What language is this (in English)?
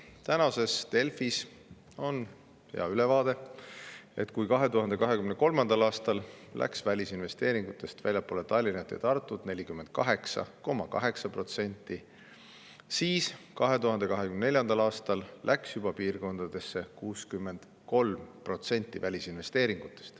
Estonian